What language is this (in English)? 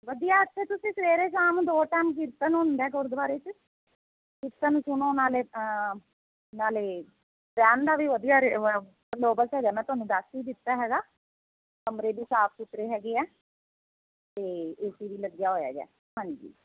Punjabi